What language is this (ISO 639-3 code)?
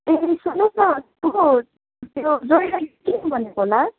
nep